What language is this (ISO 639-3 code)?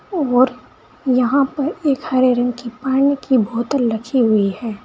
hin